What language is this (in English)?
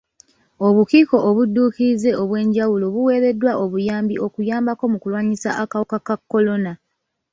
Ganda